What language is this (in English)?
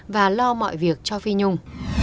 Vietnamese